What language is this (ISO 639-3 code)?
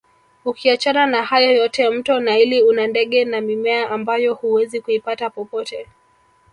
swa